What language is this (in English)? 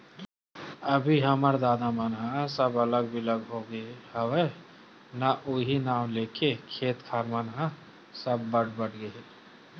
Chhattisgarhi